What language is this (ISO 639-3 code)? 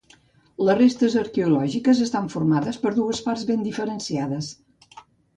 cat